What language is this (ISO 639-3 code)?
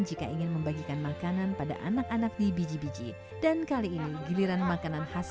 ind